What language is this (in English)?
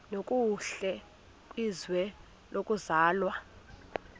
Xhosa